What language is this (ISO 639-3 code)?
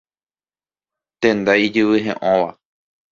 grn